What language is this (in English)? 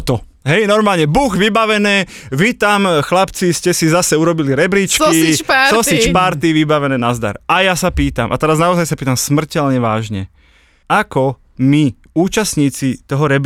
Slovak